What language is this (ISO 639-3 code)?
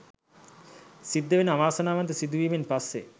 sin